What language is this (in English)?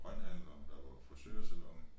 Danish